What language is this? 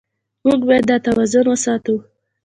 Pashto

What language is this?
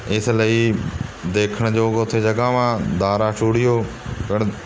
Punjabi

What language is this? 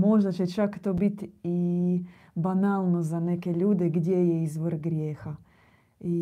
Croatian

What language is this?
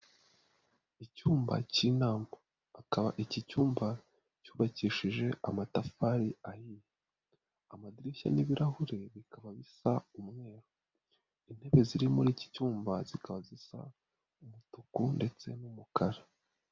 Kinyarwanda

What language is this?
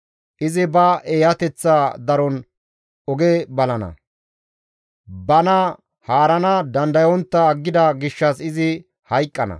Gamo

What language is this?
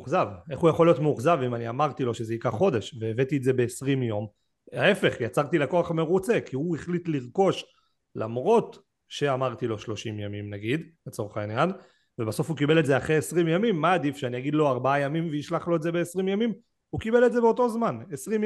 Hebrew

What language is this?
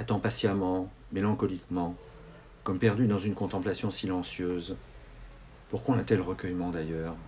French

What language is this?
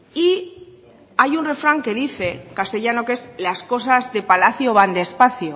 Spanish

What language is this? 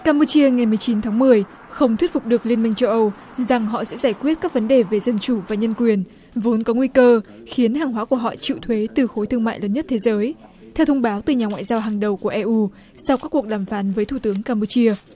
Vietnamese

